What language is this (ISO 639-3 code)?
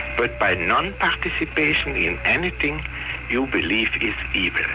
eng